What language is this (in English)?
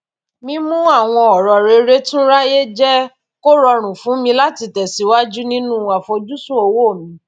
Yoruba